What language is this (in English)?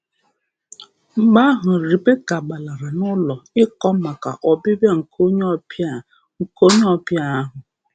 Igbo